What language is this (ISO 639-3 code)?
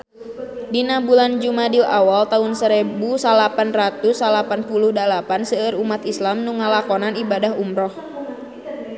sun